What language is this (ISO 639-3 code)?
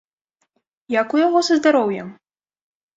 bel